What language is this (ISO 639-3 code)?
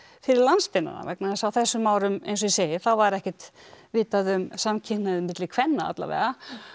isl